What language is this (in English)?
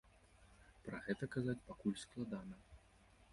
Belarusian